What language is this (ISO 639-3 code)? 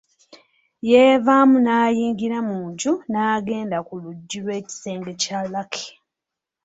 lug